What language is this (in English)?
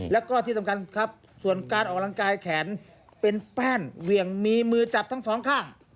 Thai